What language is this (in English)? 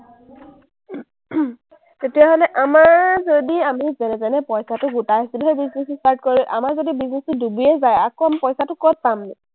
Assamese